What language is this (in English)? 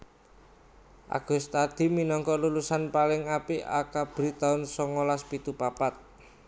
Javanese